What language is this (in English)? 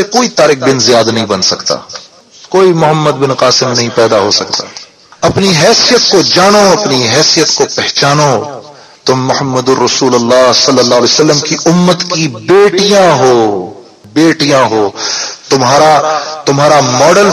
Urdu